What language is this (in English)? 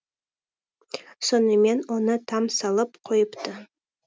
Kazakh